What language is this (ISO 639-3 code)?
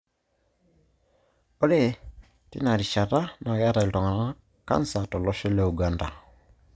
mas